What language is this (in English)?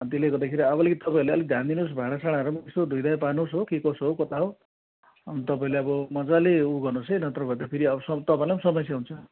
Nepali